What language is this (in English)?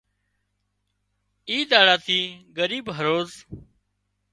Wadiyara Koli